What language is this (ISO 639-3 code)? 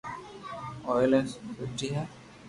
lrk